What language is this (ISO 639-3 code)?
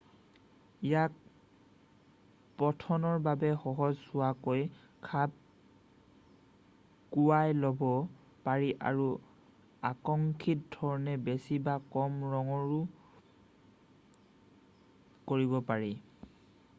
asm